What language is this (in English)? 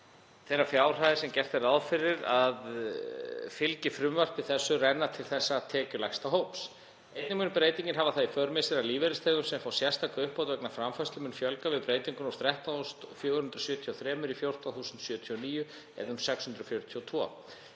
Icelandic